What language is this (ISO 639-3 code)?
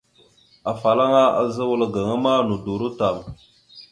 mxu